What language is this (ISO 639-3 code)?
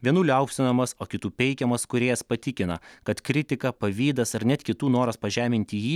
lit